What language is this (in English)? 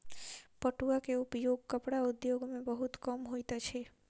Maithili